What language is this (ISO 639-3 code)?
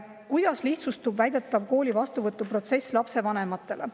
est